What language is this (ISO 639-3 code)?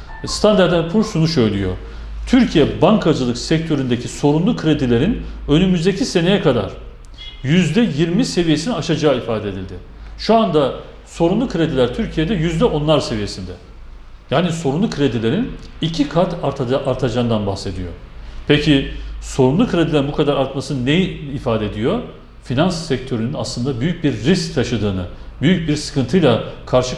tur